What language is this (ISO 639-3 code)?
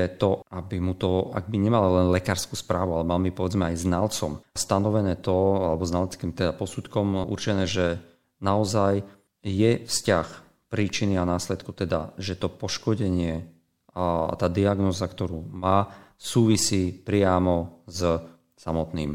slk